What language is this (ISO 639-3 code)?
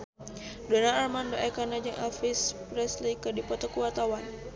sun